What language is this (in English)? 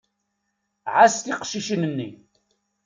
Kabyle